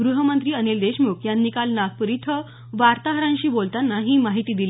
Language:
Marathi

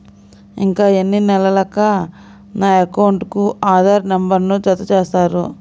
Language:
Telugu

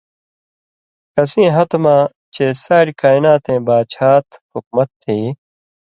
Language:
Indus Kohistani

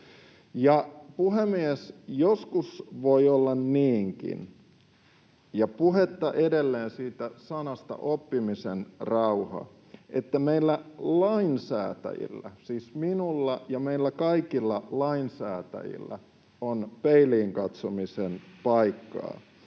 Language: Finnish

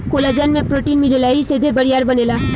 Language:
Bhojpuri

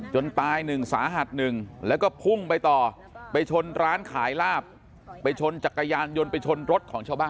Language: Thai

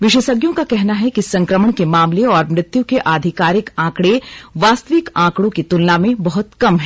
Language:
Hindi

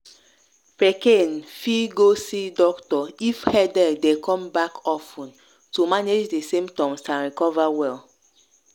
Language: Nigerian Pidgin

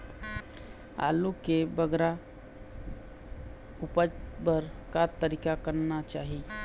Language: Chhattisgarhi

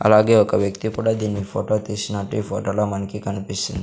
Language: Telugu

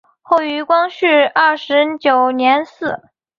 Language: Chinese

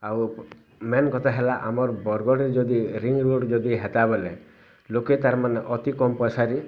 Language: Odia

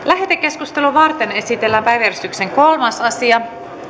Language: Finnish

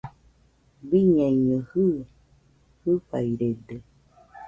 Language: Nüpode Huitoto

